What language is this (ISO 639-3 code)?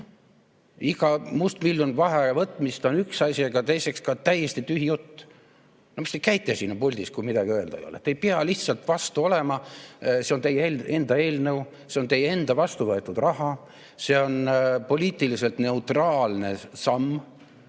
est